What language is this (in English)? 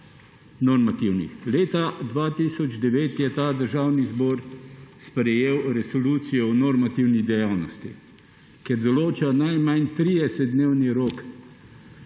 Slovenian